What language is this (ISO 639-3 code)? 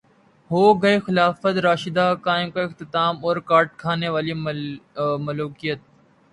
urd